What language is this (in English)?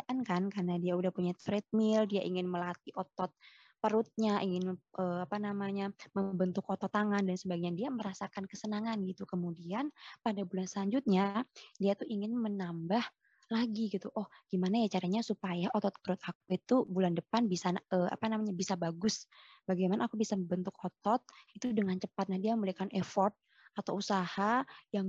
Indonesian